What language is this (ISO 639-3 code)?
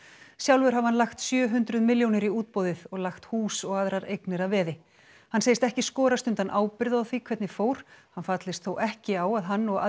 isl